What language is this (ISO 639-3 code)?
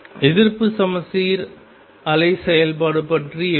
tam